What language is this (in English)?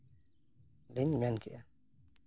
Santali